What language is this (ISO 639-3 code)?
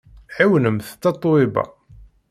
kab